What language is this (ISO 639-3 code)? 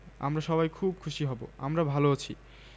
ben